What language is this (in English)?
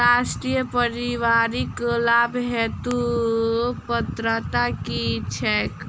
Maithili